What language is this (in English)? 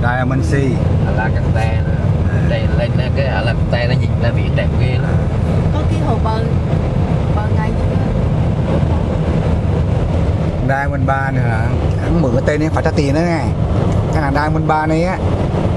Vietnamese